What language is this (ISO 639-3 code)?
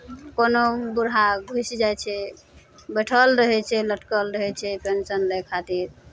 mai